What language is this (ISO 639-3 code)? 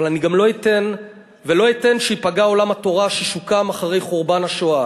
heb